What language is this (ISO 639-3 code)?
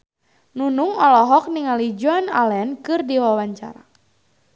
sun